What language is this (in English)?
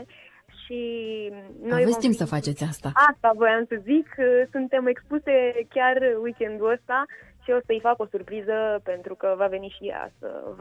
Romanian